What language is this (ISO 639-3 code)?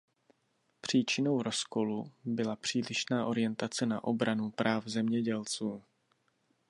ces